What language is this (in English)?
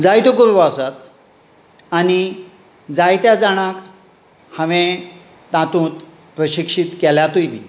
Konkani